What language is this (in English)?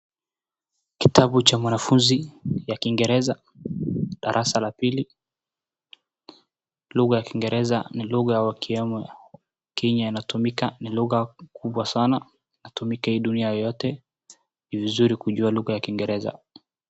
Swahili